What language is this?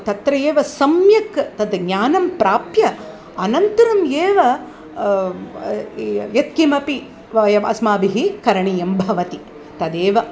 Sanskrit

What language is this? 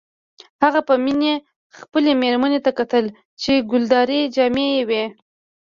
Pashto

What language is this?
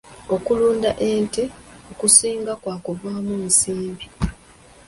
Ganda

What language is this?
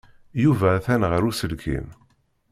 Kabyle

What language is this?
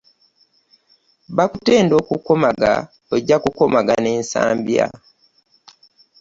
Ganda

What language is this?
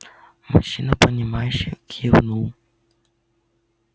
Russian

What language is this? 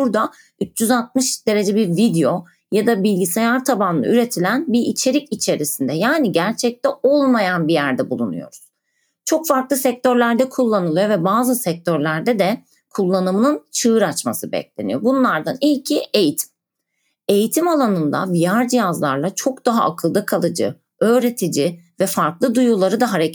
Turkish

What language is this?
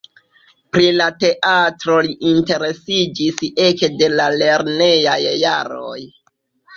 Esperanto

